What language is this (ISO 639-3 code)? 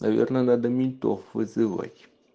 rus